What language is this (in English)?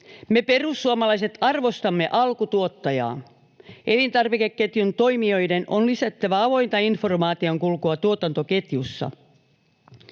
Finnish